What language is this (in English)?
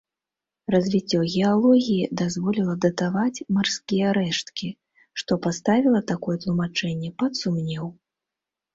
Belarusian